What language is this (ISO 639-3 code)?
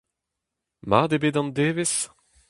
bre